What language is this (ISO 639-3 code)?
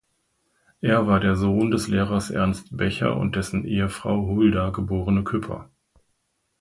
deu